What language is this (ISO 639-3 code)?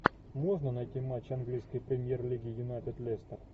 rus